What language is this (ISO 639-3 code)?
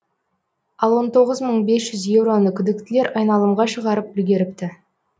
kaz